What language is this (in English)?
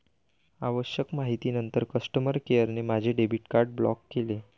Marathi